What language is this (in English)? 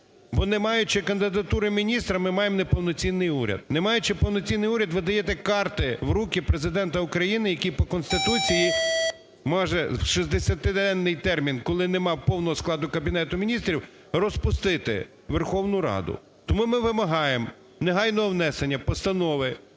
Ukrainian